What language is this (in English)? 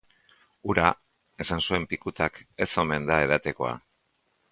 Basque